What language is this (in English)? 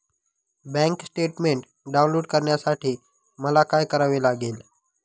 Marathi